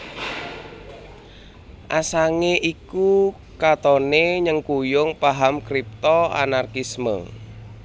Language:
Javanese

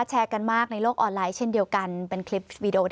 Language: Thai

